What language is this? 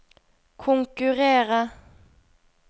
Norwegian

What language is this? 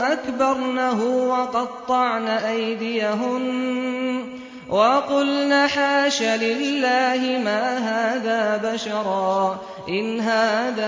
Arabic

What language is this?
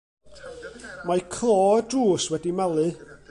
Welsh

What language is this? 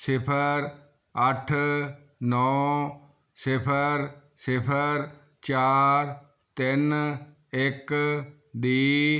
Punjabi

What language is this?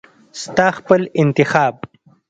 Pashto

